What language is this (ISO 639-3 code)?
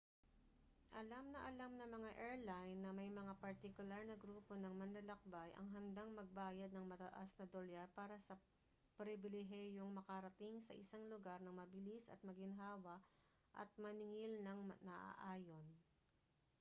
fil